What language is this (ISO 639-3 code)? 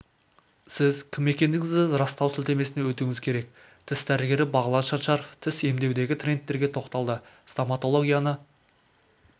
kaz